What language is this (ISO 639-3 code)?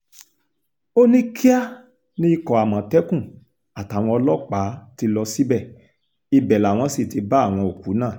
yor